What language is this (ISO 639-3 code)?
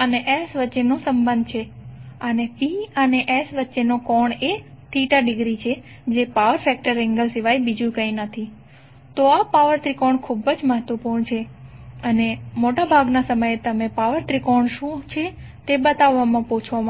guj